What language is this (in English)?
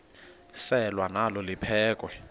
Xhosa